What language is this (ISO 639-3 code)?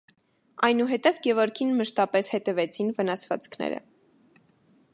hye